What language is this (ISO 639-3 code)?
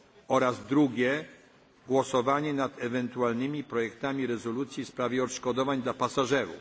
pol